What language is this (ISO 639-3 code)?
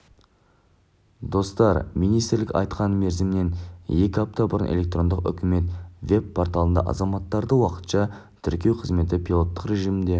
kaz